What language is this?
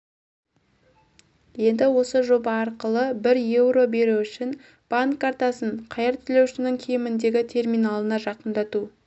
Kazakh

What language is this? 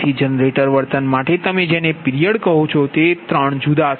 Gujarati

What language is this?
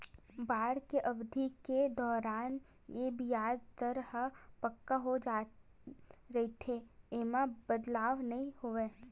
Chhattisgarhi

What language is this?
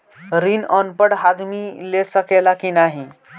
Bhojpuri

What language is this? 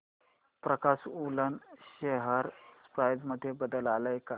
Marathi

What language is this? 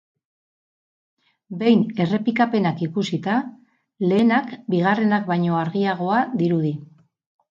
Basque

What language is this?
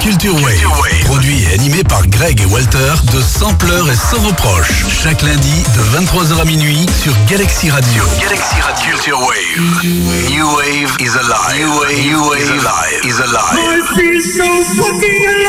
French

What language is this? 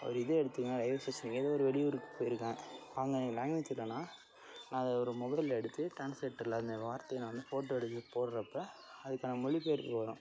Tamil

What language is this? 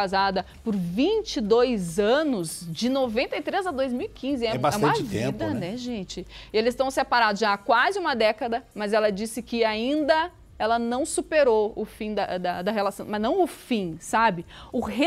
Portuguese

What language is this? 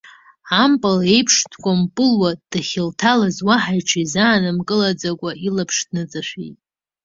Abkhazian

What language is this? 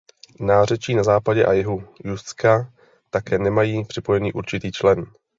Czech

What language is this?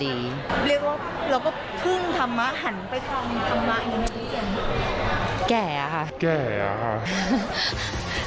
Thai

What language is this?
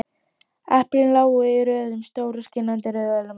Icelandic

